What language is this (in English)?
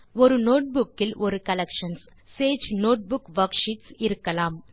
Tamil